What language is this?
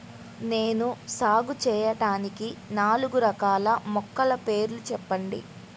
Telugu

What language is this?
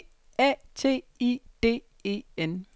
Danish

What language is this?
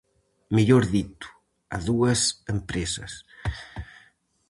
Galician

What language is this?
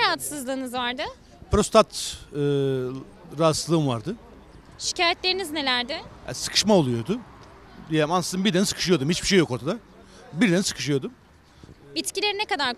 Turkish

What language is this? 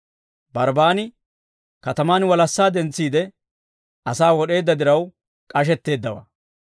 Dawro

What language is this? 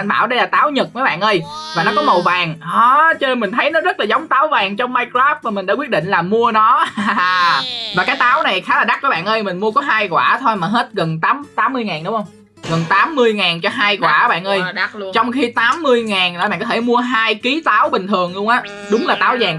Vietnamese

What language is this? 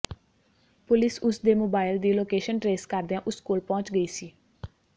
Punjabi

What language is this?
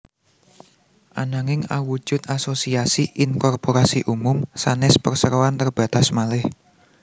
Javanese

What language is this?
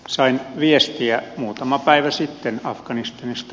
Finnish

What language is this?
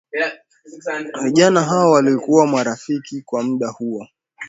Swahili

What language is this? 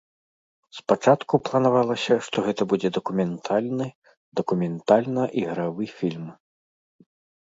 Belarusian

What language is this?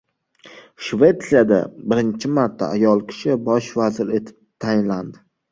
Uzbek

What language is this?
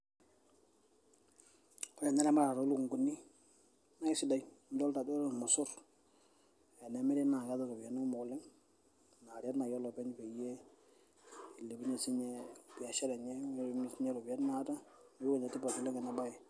Masai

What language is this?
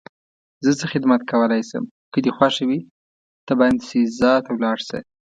Pashto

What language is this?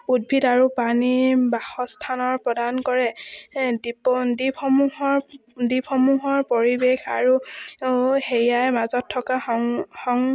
Assamese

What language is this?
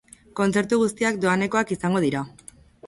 Basque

